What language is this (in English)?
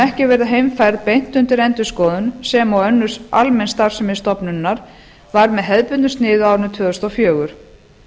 Icelandic